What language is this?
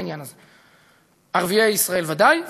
Hebrew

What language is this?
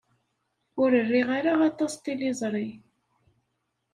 Kabyle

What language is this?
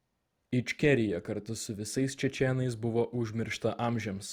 Lithuanian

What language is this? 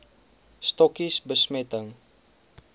Afrikaans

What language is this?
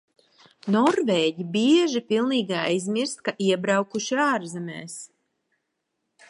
Latvian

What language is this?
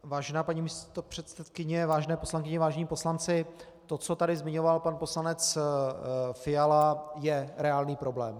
Czech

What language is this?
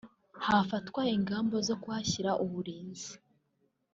Kinyarwanda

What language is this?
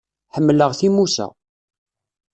Kabyle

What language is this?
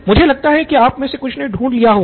Hindi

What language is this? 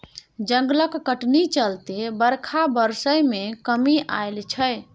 Maithili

